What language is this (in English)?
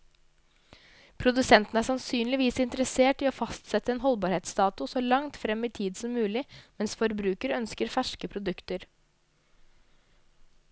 Norwegian